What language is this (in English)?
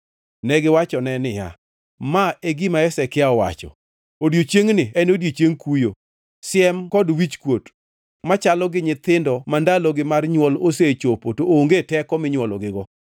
Luo (Kenya and Tanzania)